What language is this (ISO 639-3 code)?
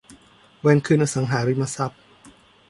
tha